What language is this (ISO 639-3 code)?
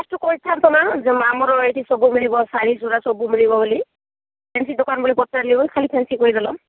ori